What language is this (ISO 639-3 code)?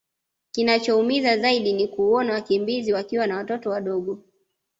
swa